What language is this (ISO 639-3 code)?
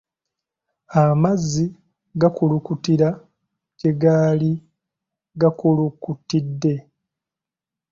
lug